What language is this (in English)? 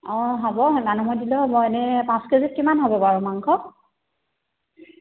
Assamese